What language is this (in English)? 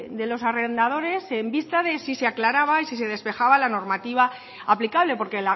Spanish